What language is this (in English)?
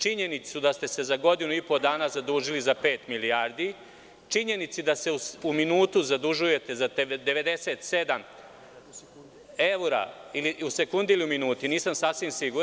Serbian